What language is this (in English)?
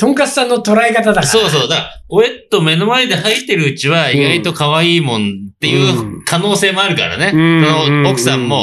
Japanese